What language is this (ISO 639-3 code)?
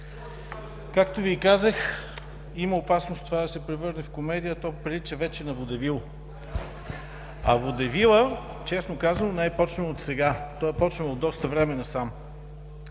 bul